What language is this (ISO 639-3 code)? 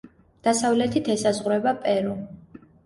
kat